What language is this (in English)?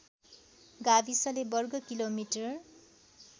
Nepali